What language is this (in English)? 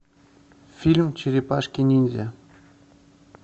Russian